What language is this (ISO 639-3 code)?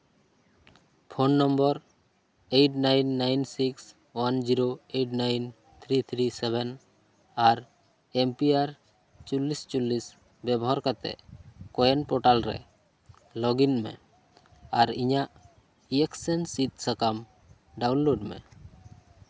sat